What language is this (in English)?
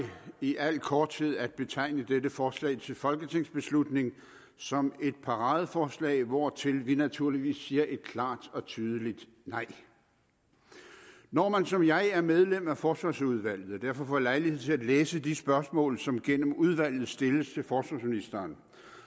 Danish